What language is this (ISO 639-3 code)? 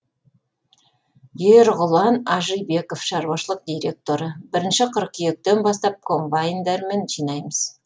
kaz